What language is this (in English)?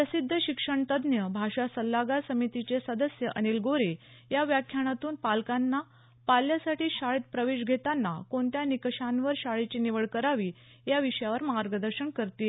Marathi